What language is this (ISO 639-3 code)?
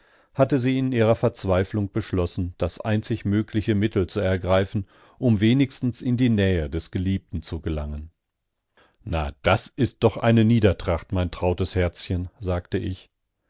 deu